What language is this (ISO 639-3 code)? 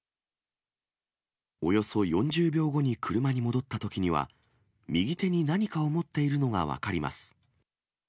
jpn